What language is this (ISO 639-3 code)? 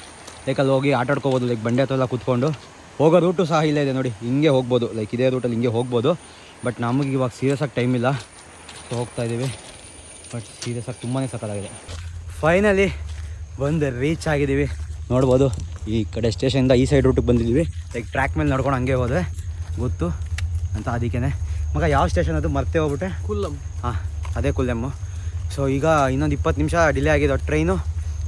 kan